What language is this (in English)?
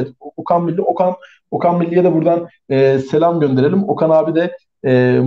Turkish